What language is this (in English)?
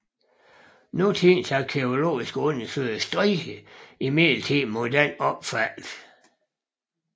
Danish